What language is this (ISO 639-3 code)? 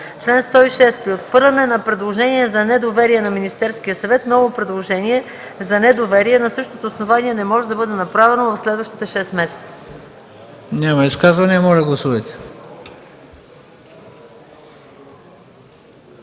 bul